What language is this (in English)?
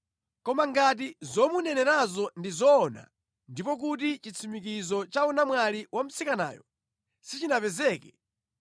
Nyanja